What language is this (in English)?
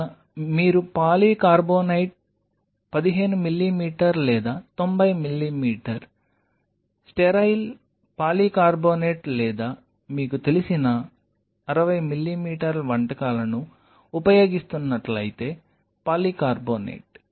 Telugu